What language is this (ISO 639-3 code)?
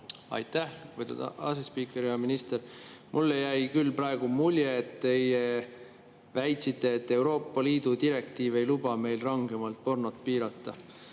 est